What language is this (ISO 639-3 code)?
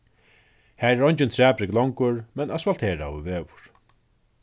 fao